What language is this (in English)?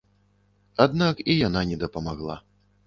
Belarusian